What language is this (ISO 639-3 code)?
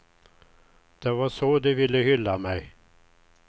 swe